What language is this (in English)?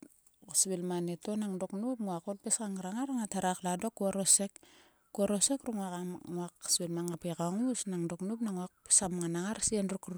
Sulka